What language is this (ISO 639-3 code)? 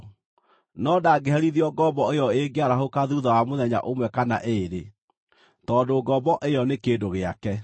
kik